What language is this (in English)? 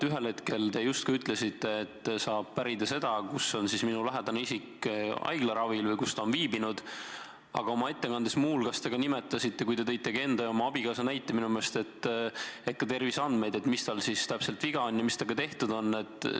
Estonian